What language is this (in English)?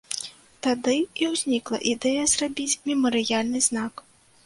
Belarusian